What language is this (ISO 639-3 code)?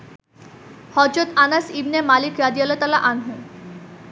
ben